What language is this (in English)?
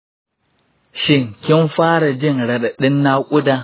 Hausa